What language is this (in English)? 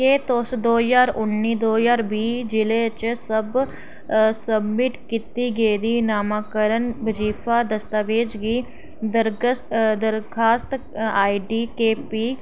Dogri